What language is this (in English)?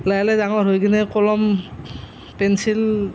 Assamese